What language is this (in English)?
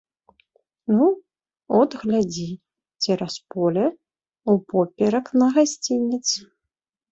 Belarusian